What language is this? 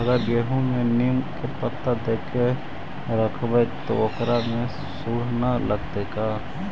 Magahi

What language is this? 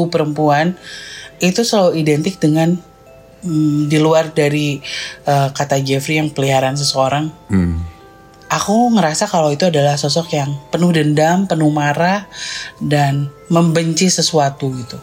Indonesian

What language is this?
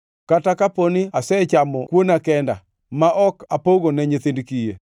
Luo (Kenya and Tanzania)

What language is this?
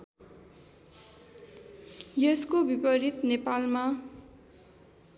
Nepali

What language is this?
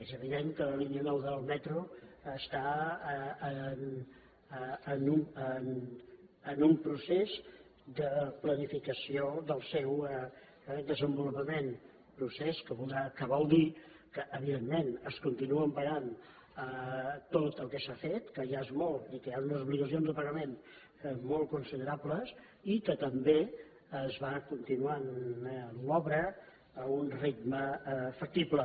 Catalan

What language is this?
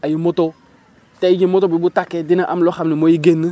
Wolof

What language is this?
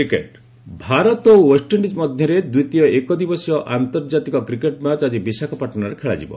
Odia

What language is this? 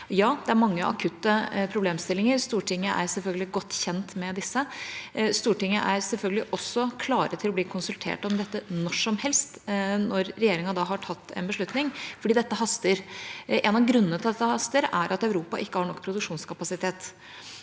Norwegian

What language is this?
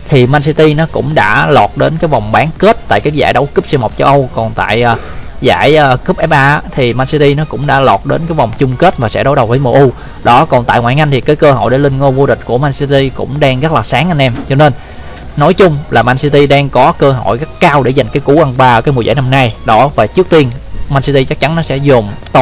Vietnamese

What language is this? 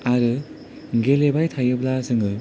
Bodo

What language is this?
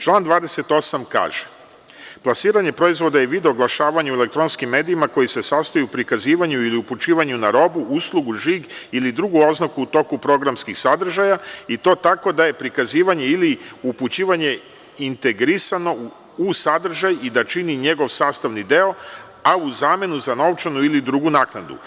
Serbian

